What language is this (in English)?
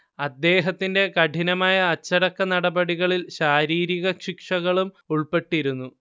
Malayalam